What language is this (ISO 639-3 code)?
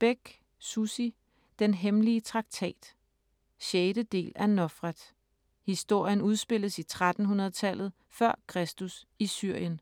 dan